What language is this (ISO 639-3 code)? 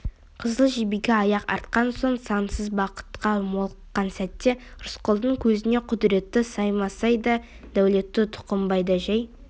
kaz